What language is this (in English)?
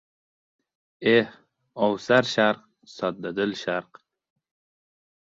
Uzbek